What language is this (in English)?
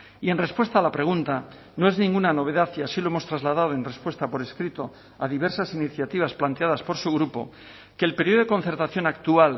Spanish